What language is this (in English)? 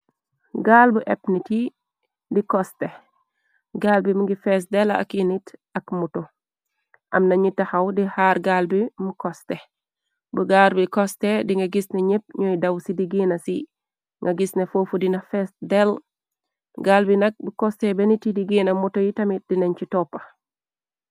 Wolof